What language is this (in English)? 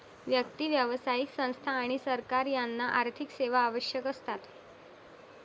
Marathi